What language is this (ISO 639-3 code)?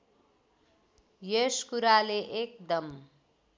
nep